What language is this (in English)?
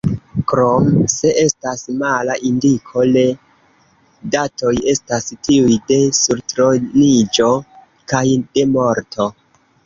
Esperanto